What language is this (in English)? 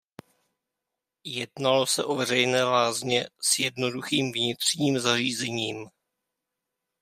Czech